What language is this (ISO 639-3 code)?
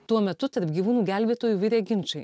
lit